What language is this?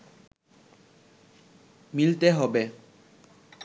Bangla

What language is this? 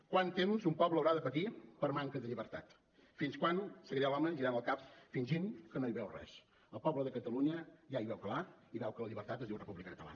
Catalan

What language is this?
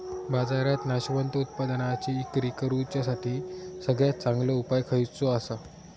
Marathi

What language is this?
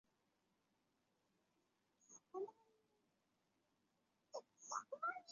Chinese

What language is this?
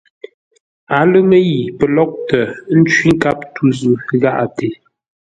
Ngombale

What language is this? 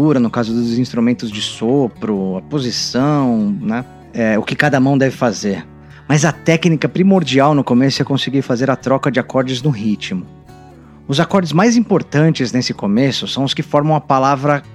Portuguese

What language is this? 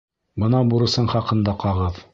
Bashkir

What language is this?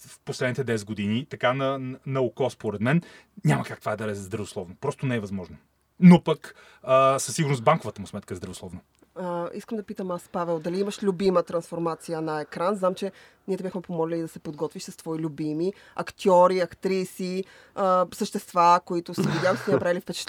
Bulgarian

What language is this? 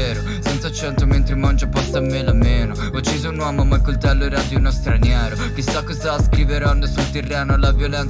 Italian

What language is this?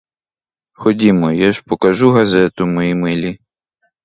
Ukrainian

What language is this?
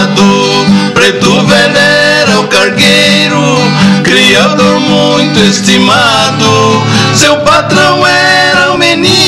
Portuguese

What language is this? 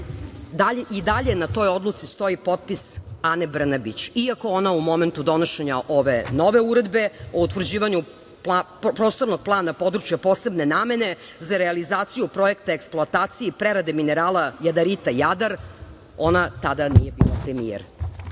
Serbian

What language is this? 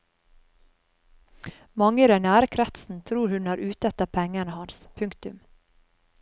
Norwegian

